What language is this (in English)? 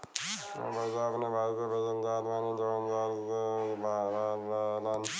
Bhojpuri